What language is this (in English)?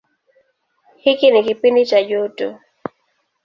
Swahili